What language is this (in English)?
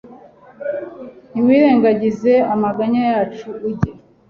Kinyarwanda